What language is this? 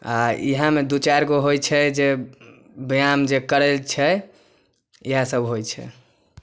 Maithili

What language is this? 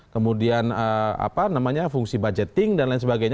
Indonesian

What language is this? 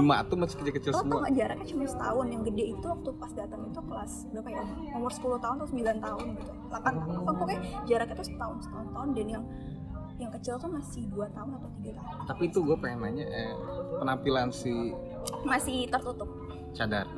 Indonesian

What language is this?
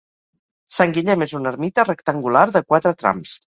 Catalan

